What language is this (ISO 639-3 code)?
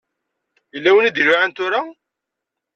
kab